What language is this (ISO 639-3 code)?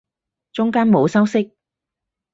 yue